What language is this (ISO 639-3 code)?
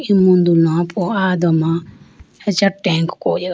clk